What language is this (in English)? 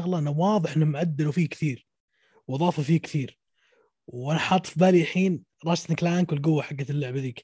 Arabic